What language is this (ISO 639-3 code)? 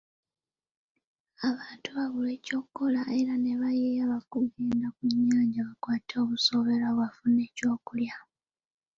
lug